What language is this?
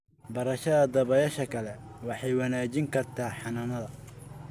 Somali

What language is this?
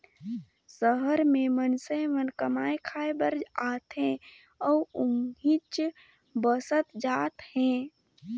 Chhattisgarhi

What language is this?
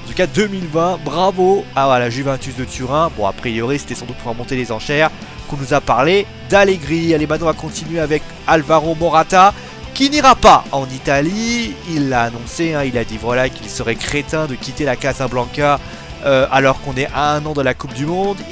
French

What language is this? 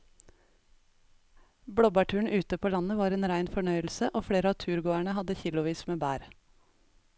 Norwegian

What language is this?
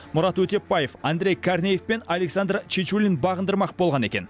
Kazakh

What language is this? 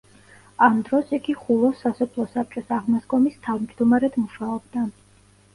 Georgian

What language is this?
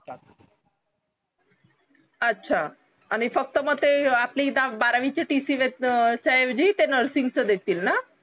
Marathi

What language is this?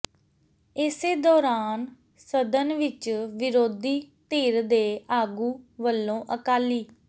Punjabi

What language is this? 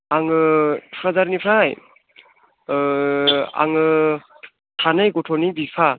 Bodo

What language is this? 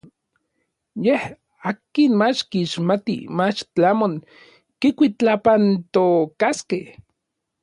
Orizaba Nahuatl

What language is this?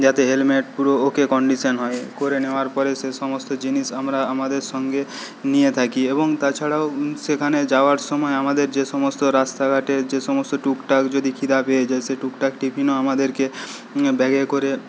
Bangla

